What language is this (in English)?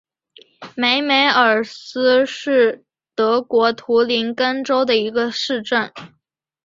Chinese